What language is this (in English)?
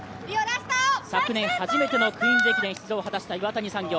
Japanese